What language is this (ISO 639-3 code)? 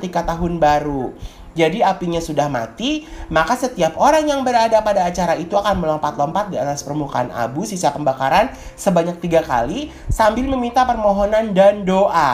ind